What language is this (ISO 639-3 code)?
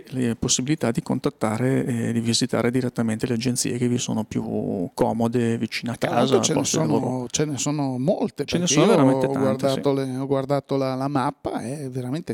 ita